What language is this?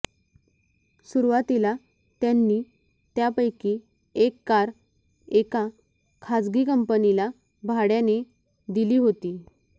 Marathi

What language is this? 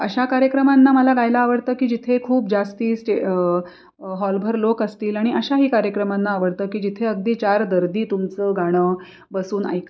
Marathi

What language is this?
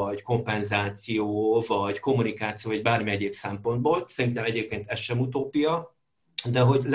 Hungarian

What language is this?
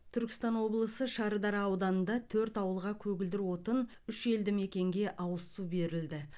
Kazakh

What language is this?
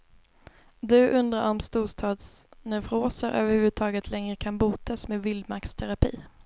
Swedish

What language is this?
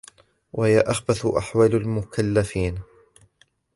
Arabic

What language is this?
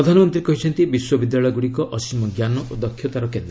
Odia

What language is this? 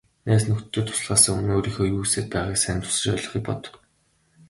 Mongolian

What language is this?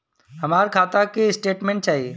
Bhojpuri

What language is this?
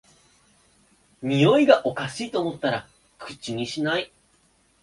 Japanese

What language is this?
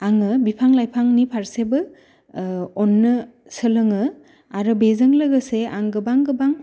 Bodo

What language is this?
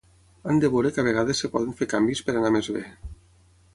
Catalan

